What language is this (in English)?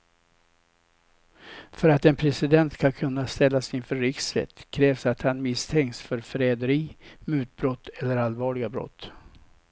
Swedish